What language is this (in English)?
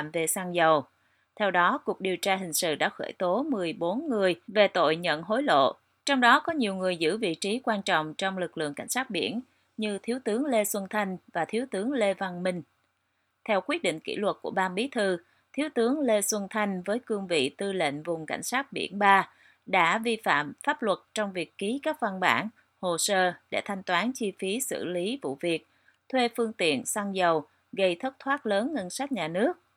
Vietnamese